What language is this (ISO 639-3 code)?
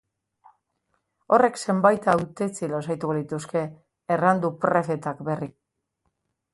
eus